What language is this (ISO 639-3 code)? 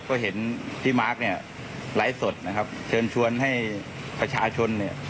tha